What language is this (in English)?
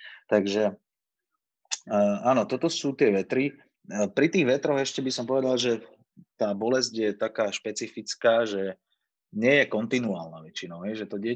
Slovak